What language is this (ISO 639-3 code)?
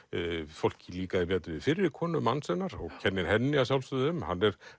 isl